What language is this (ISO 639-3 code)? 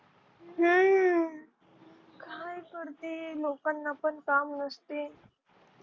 mar